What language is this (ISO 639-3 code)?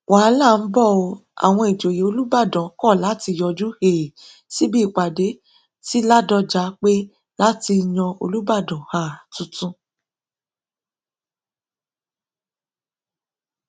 yor